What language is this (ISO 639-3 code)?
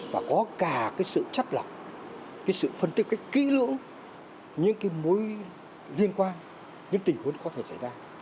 vie